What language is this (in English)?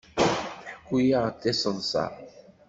Kabyle